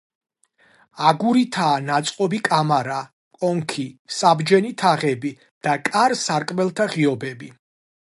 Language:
Georgian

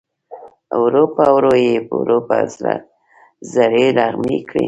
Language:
Pashto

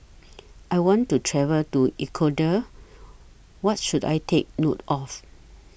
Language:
English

